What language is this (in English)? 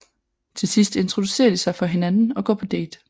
Danish